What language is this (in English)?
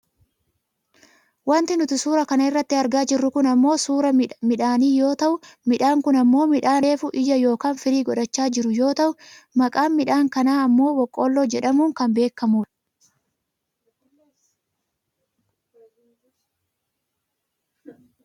Oromo